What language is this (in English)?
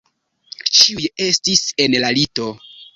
Esperanto